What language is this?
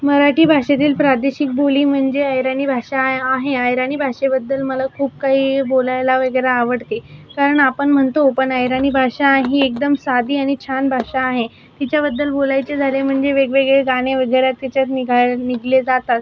Marathi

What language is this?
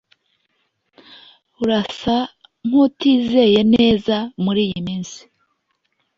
Kinyarwanda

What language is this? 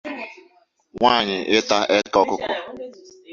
Igbo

